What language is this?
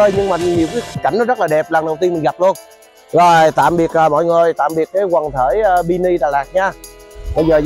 Vietnamese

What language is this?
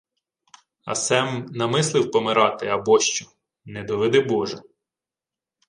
Ukrainian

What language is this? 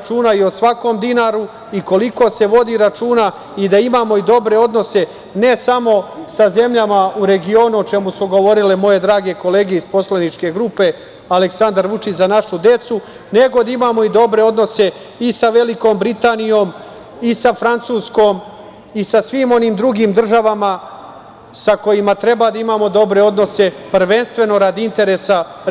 Serbian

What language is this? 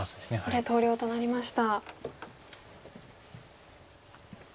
Japanese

